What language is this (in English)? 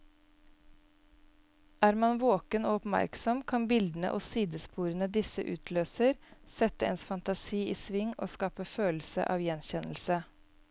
Norwegian